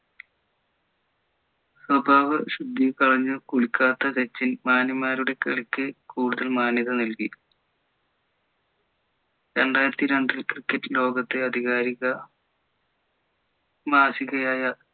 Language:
Malayalam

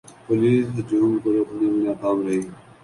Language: Urdu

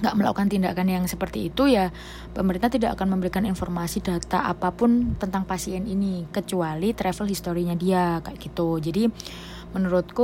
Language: Indonesian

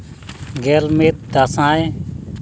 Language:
Santali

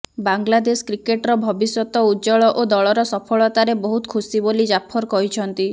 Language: Odia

